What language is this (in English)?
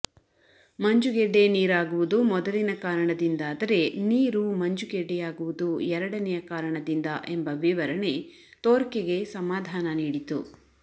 Kannada